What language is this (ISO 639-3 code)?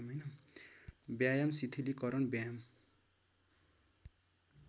nep